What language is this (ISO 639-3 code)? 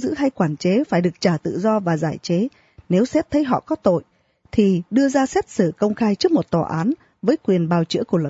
vie